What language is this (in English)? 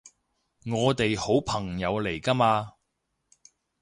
Cantonese